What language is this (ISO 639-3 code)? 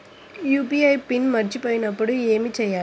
tel